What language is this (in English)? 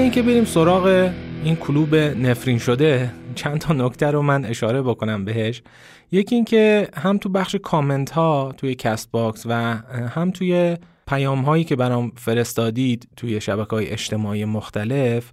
Persian